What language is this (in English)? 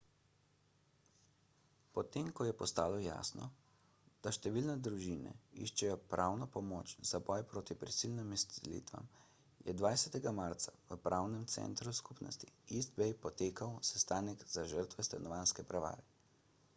Slovenian